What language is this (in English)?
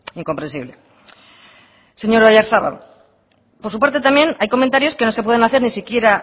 Spanish